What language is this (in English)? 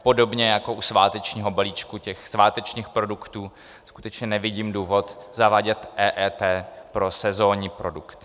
Czech